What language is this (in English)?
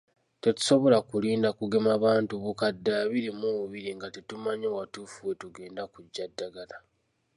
Ganda